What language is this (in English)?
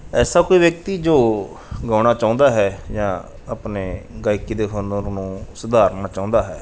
Punjabi